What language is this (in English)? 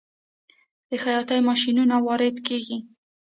Pashto